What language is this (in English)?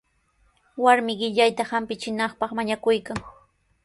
Sihuas Ancash Quechua